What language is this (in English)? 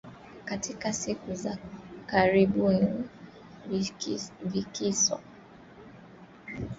Swahili